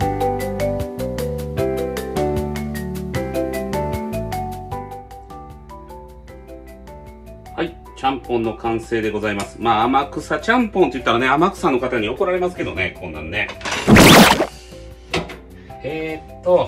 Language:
Japanese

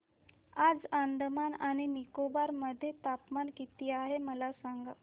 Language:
Marathi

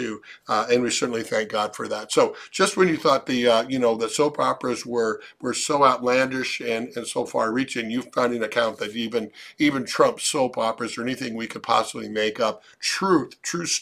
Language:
English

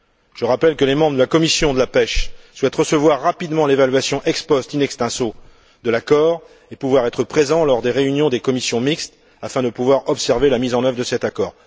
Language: French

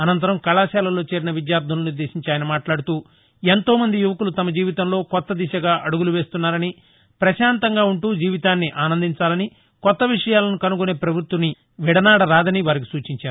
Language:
Telugu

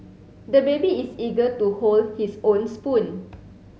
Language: English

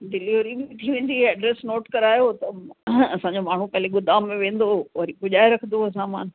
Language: Sindhi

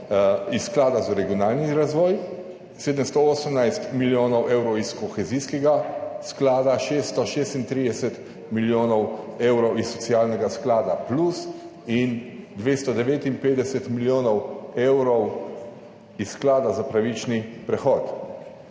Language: Slovenian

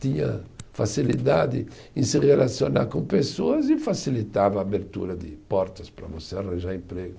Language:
Portuguese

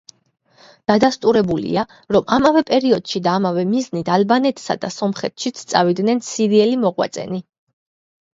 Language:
Georgian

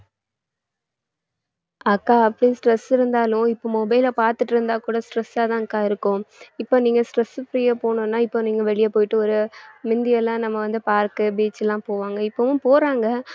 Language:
Tamil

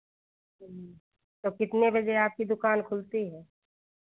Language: Hindi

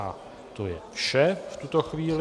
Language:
Czech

